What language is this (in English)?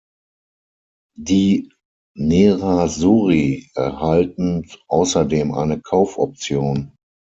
German